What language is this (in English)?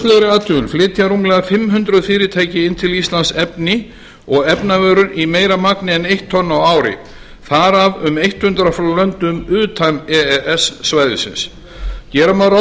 Icelandic